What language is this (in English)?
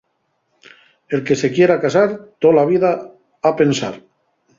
Asturian